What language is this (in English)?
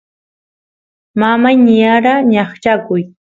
Santiago del Estero Quichua